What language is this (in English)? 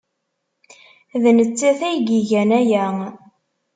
Kabyle